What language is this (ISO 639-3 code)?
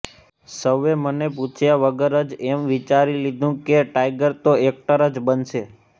guj